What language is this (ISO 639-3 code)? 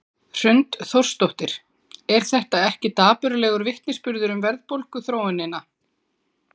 isl